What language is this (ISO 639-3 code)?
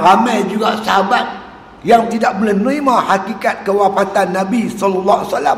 msa